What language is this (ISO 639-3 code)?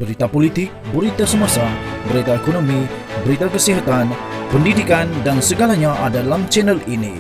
msa